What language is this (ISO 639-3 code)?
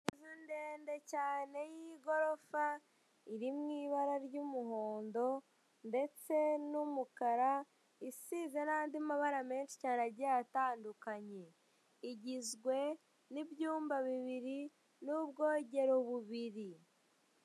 kin